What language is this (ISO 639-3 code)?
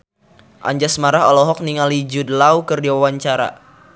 sun